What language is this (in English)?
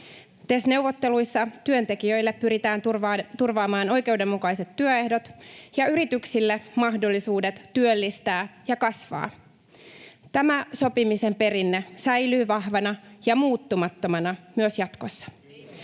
Finnish